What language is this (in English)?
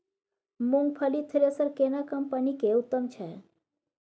Maithili